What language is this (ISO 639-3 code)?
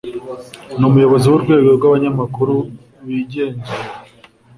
kin